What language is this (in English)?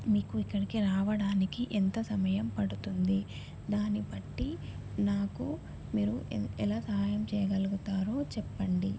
Telugu